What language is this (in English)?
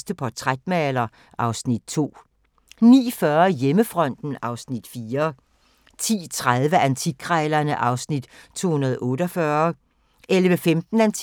Danish